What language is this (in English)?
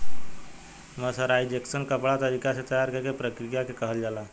Bhojpuri